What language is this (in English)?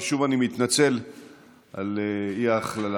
Hebrew